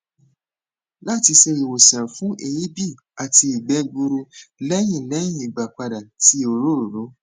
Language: Yoruba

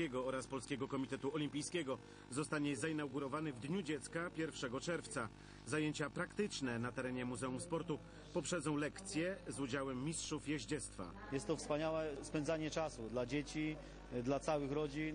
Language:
Polish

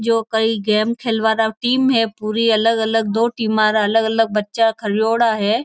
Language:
Marwari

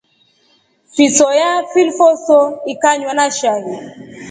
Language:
Rombo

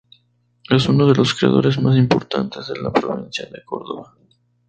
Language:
Spanish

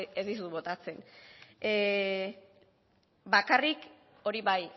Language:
Basque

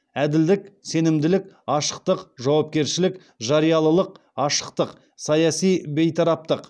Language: Kazakh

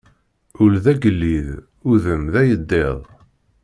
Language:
Kabyle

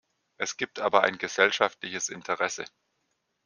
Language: German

